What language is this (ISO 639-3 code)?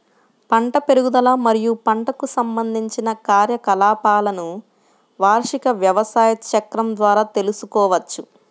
tel